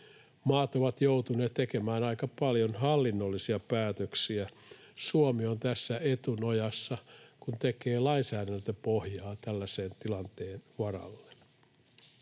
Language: Finnish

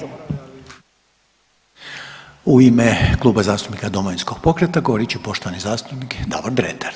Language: Croatian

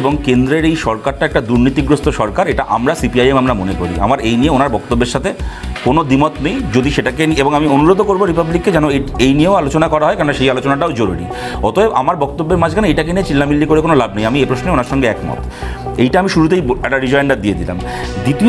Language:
Romanian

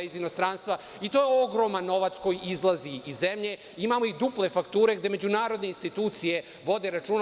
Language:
Serbian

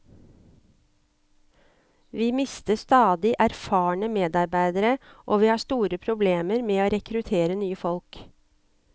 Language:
Norwegian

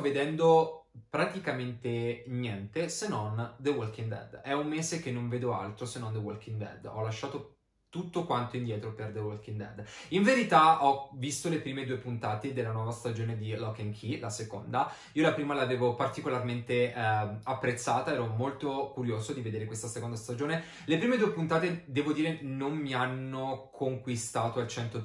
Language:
Italian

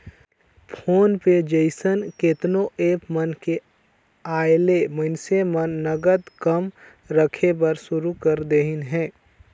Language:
Chhattisgarhi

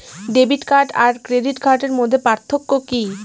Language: Bangla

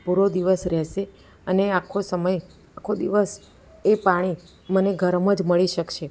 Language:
Gujarati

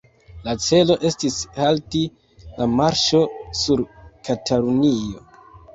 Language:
Esperanto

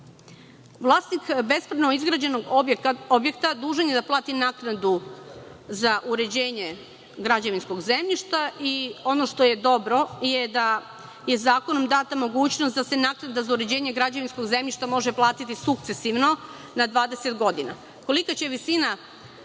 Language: Serbian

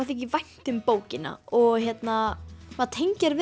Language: Icelandic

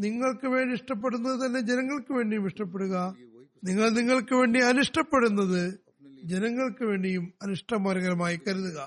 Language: Malayalam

